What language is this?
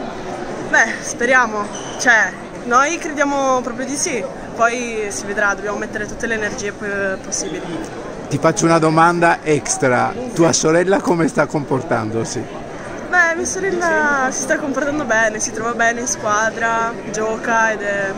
Italian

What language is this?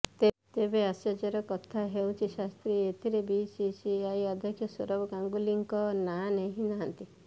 Odia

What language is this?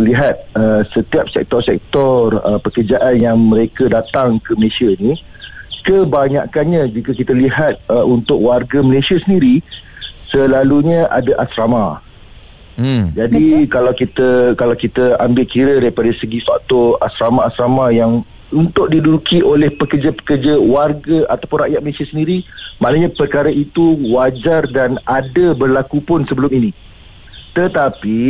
Malay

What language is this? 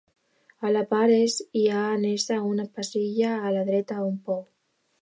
Catalan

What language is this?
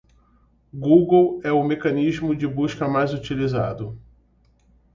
Portuguese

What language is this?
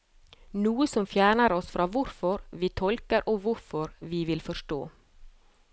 Norwegian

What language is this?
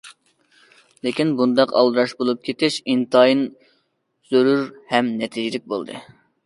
Uyghur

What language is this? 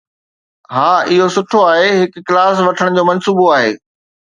Sindhi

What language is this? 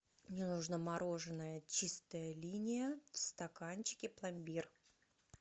Russian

